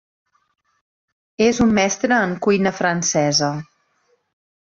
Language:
Catalan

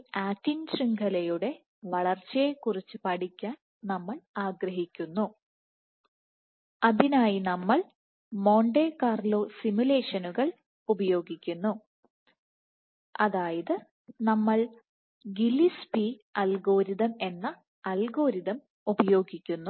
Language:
Malayalam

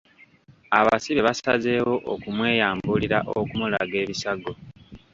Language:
Ganda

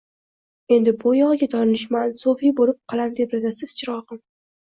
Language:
Uzbek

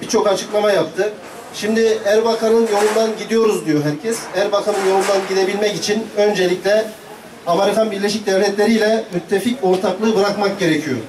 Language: Turkish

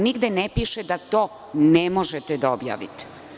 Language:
Serbian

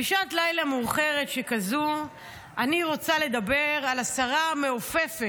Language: Hebrew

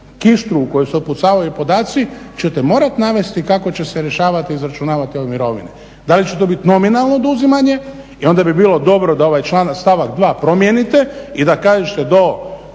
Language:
Croatian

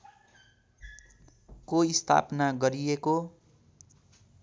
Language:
Nepali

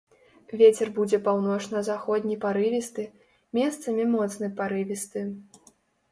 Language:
Belarusian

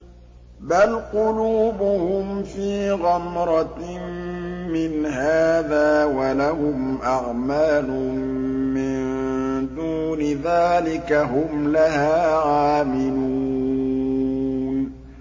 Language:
Arabic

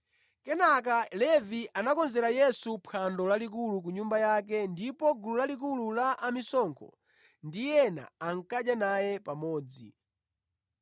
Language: Nyanja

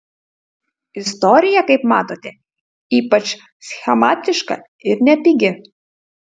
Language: Lithuanian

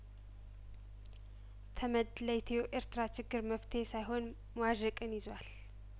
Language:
Amharic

